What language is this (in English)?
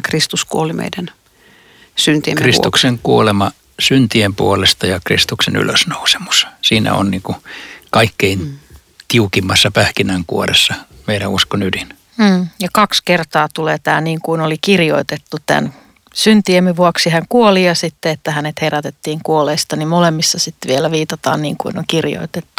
Finnish